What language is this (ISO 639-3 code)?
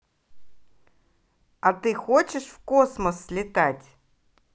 rus